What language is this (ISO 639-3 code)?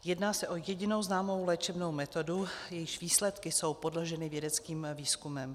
ces